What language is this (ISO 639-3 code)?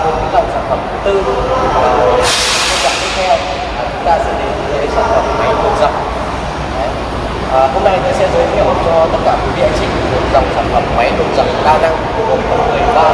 vie